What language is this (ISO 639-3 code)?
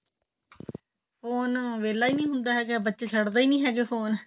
pan